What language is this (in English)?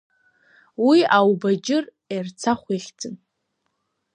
Abkhazian